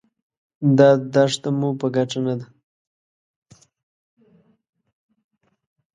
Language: Pashto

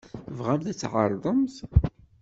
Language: Kabyle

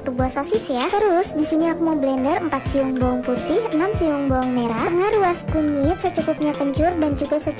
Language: Indonesian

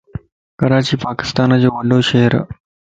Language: Lasi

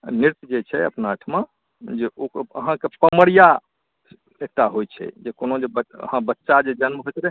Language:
Maithili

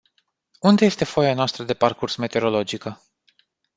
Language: Romanian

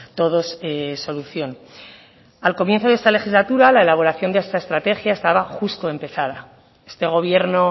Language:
Spanish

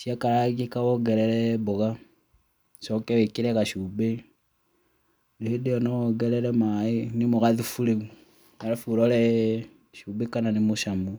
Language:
Kikuyu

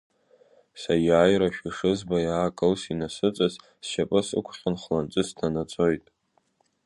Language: Abkhazian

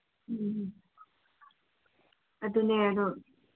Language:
Manipuri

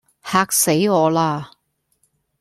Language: Cantonese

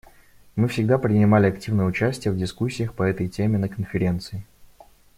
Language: Russian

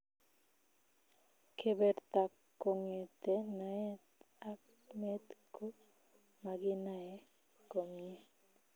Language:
Kalenjin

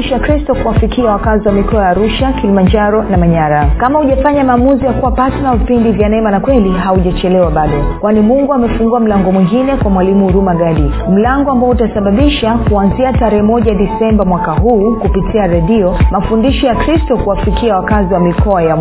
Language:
Swahili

